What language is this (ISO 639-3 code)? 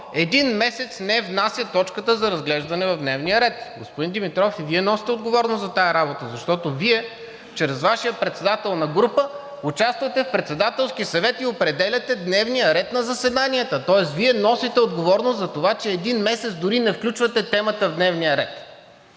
bul